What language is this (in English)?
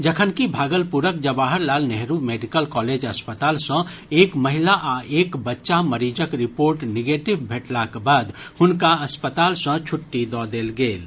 Maithili